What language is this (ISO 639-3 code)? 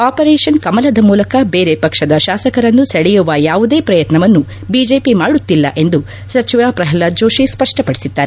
kan